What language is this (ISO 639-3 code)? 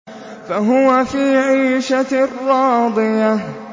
ara